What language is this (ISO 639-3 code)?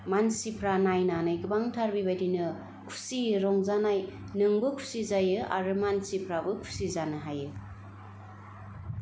brx